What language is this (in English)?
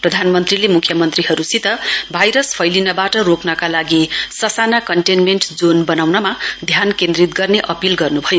Nepali